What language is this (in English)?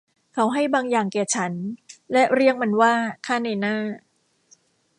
Thai